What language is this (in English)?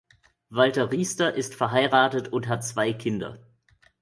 German